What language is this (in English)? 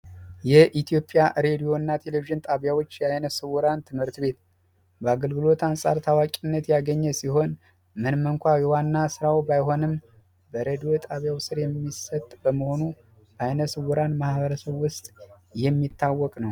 Amharic